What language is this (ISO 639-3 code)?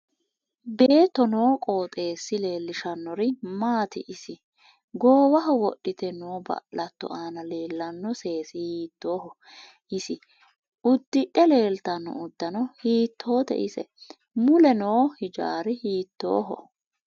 sid